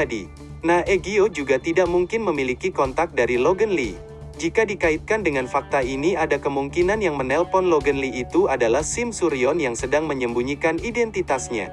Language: Indonesian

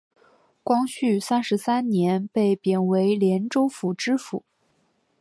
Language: Chinese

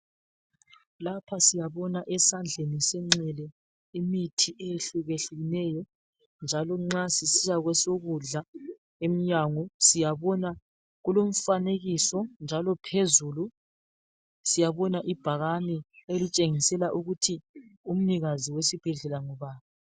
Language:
North Ndebele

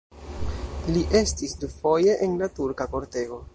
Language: Esperanto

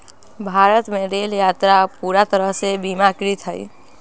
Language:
Magahi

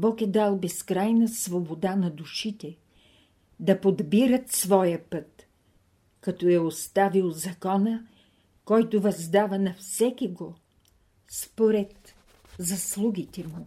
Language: Bulgarian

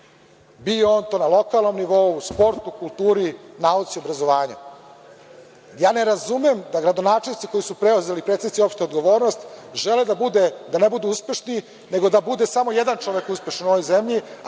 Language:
Serbian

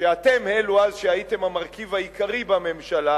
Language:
Hebrew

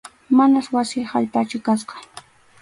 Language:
Arequipa-La Unión Quechua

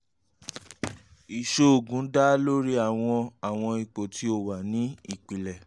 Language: Yoruba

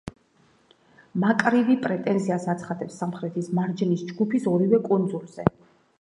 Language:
Georgian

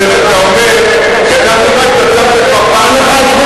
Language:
Hebrew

